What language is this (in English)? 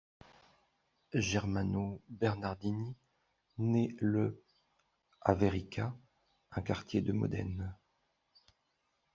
French